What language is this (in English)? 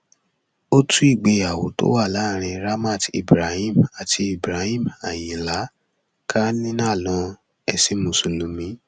Yoruba